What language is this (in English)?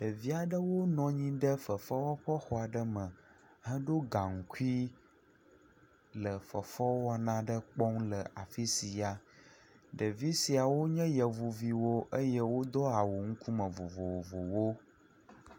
Ewe